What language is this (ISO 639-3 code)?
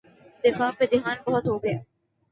urd